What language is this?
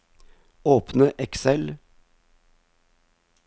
Norwegian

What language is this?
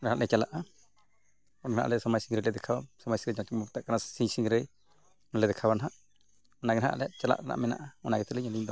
Santali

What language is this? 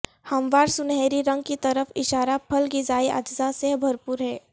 Urdu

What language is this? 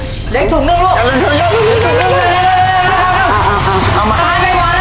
Thai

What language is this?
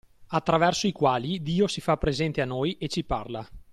Italian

